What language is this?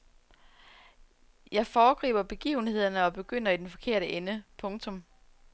Danish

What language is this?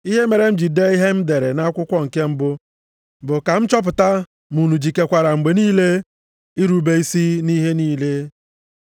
Igbo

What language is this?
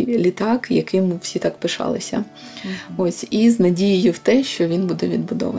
Ukrainian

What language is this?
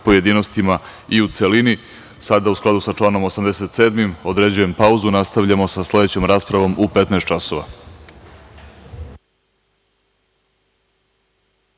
Serbian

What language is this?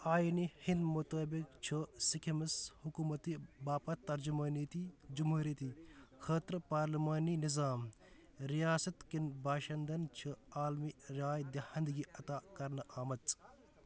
Kashmiri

